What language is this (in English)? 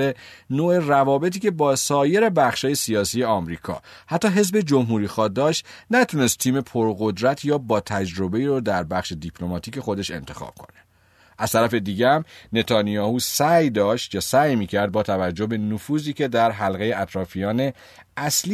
Persian